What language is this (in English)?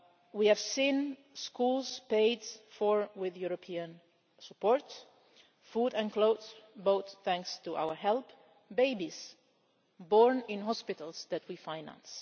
English